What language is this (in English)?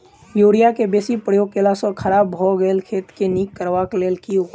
Maithili